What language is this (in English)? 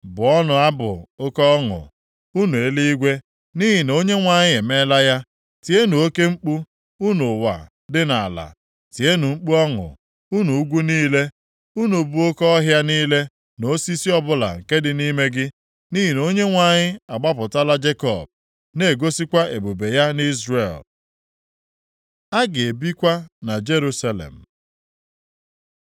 Igbo